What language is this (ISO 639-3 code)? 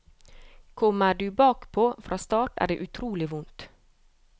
nor